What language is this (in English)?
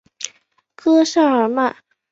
Chinese